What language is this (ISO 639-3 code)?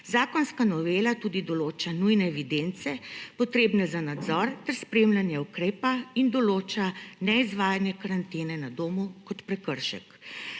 slv